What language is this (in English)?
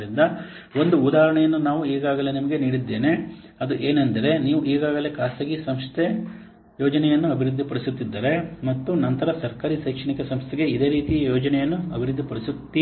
Kannada